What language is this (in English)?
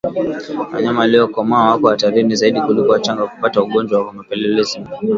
Swahili